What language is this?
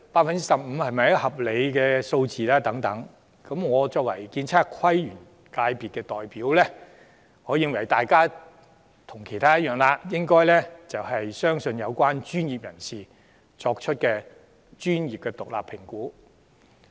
Cantonese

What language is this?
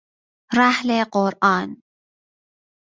Persian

